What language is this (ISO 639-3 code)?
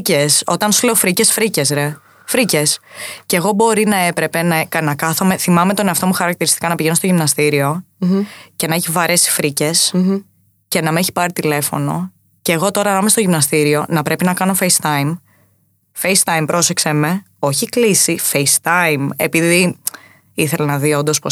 ell